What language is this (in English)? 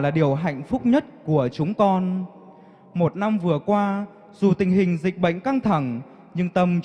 Vietnamese